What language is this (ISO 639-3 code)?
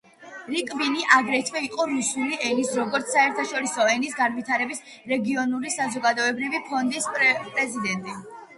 kat